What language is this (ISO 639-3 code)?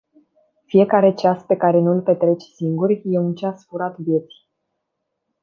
ron